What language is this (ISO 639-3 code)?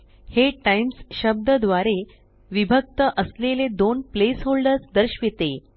mar